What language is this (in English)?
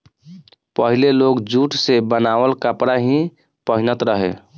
Bhojpuri